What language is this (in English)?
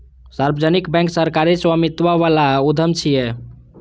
Maithili